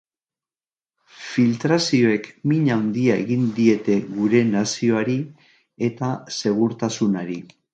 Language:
Basque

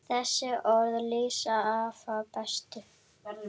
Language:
Icelandic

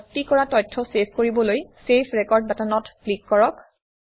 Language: Assamese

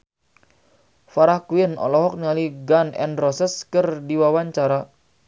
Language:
Sundanese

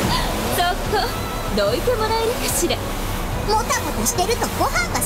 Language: Japanese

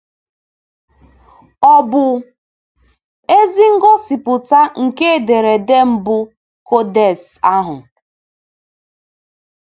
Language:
Igbo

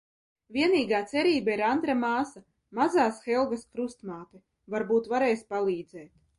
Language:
Latvian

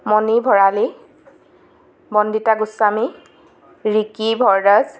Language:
Assamese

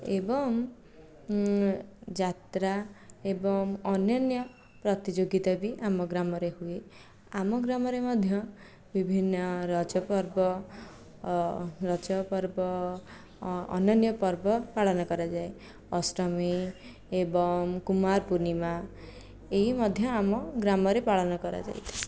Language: Odia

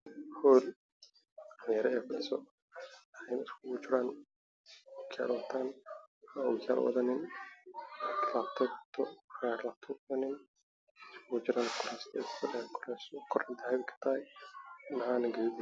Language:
Somali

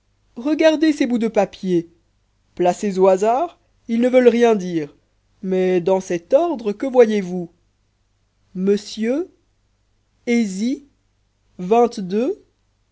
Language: French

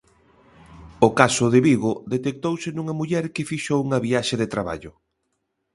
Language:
Galician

